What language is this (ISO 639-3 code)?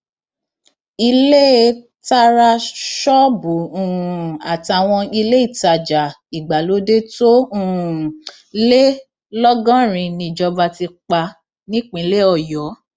yor